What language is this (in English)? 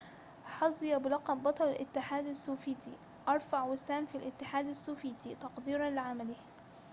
Arabic